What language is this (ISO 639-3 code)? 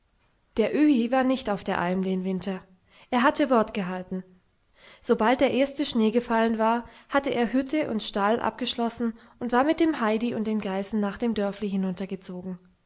deu